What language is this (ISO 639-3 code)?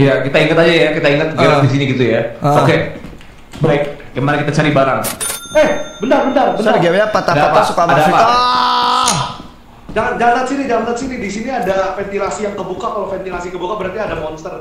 ind